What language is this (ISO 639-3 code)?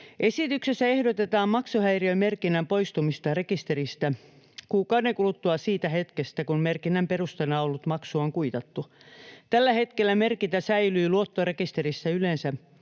fin